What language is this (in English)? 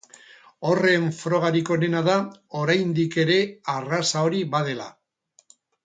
Basque